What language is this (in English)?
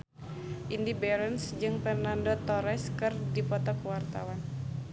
Sundanese